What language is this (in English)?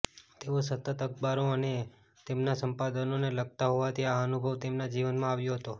Gujarati